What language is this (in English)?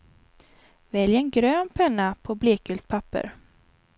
Swedish